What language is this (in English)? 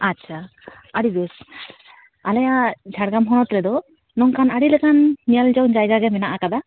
Santali